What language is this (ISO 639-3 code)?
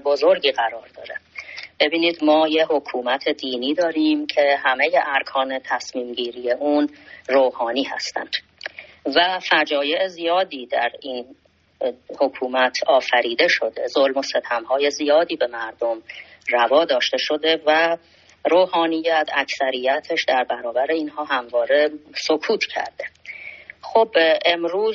fas